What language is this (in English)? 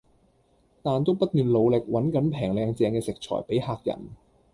Cantonese